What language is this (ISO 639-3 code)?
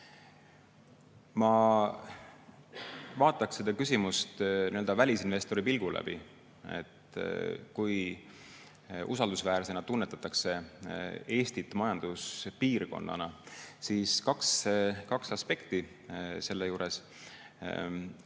est